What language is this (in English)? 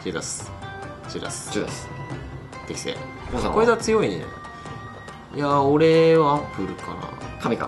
Japanese